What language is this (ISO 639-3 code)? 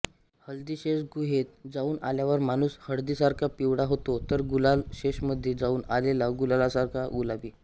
mar